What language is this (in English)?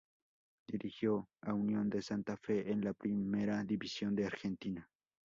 Spanish